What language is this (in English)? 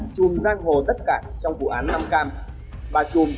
Vietnamese